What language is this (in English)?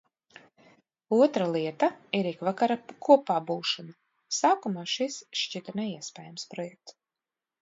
Latvian